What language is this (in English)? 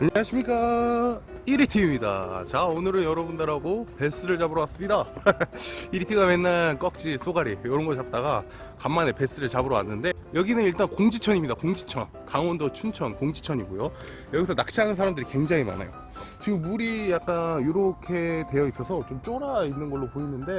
Korean